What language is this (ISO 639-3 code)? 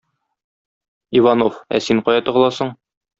tat